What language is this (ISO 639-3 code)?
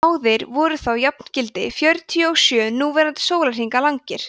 isl